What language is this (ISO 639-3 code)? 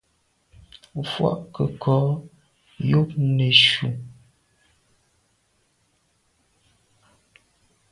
byv